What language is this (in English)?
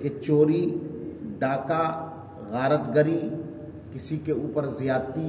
Urdu